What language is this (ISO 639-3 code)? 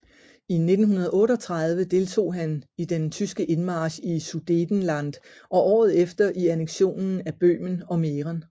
dan